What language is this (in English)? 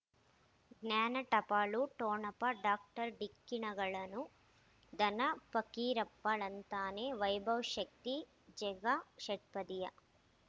Kannada